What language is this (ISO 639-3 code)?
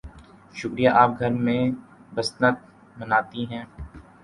urd